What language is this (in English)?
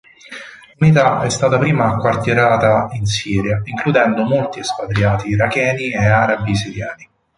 Italian